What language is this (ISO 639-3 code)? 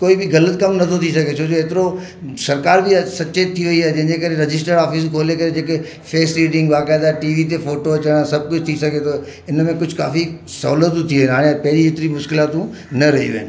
snd